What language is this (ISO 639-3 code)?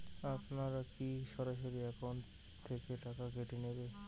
ben